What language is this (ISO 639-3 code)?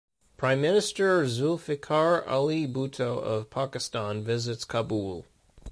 eng